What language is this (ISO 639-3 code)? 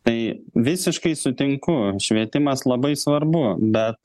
lit